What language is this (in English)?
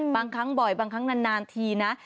Thai